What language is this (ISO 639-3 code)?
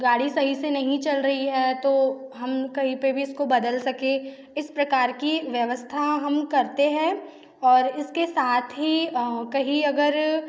hin